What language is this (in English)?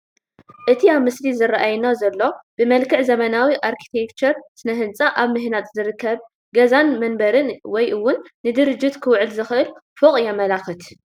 Tigrinya